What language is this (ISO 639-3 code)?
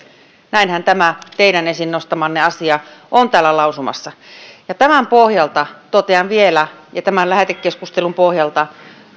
fin